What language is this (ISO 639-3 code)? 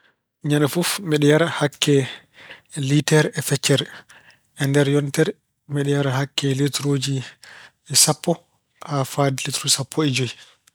ful